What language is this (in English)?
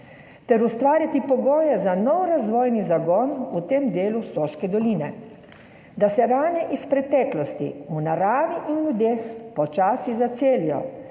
Slovenian